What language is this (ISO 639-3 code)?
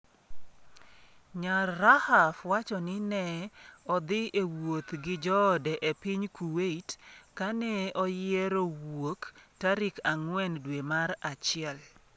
luo